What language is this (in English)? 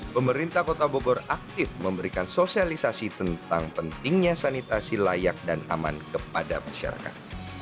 Indonesian